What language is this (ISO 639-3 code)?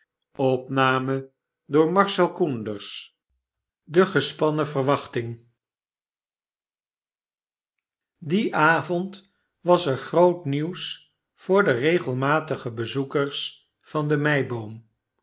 nld